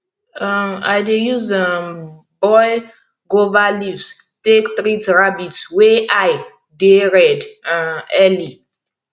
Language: Nigerian Pidgin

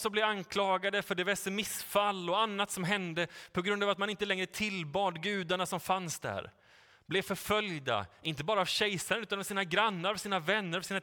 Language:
Swedish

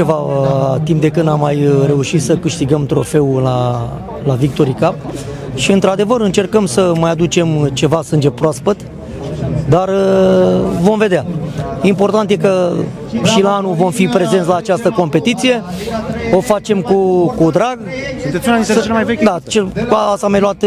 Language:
Romanian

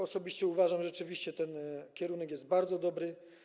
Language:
Polish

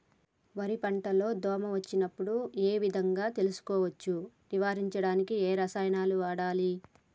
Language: Telugu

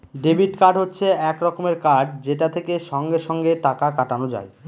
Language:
Bangla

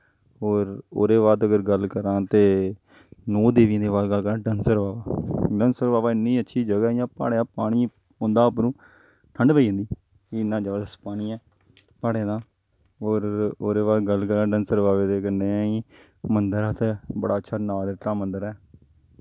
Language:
Dogri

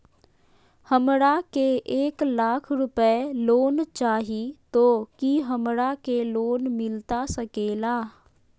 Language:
Magahi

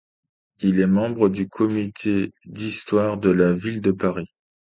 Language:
French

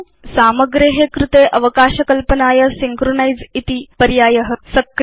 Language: Sanskrit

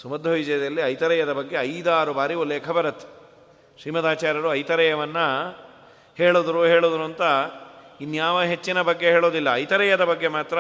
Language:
Kannada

